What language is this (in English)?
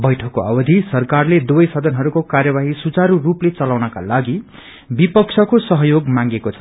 Nepali